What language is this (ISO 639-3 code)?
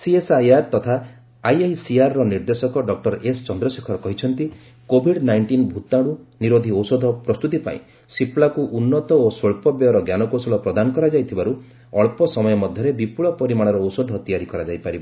ori